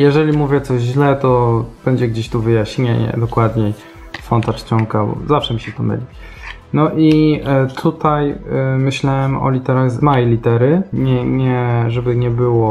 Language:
Polish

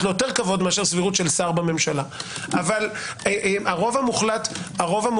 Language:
Hebrew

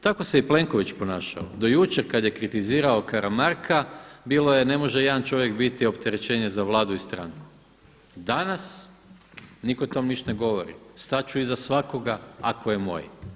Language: Croatian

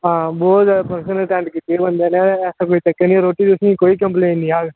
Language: Dogri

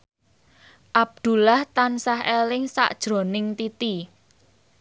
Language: Javanese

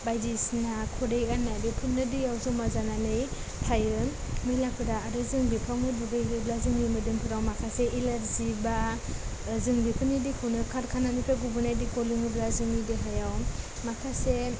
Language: Bodo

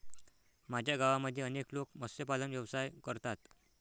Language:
Marathi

